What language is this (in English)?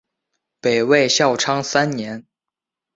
Chinese